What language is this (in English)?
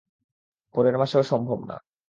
Bangla